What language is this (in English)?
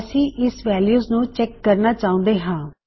Punjabi